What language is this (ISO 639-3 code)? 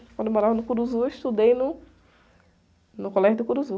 por